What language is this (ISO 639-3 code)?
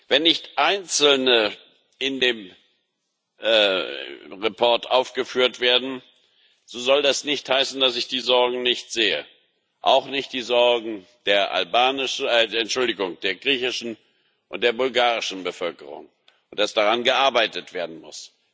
deu